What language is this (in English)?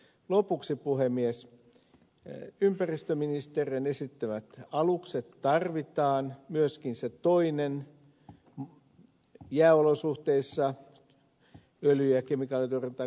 Finnish